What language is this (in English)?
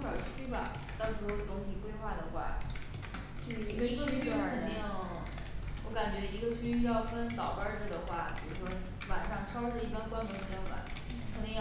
Chinese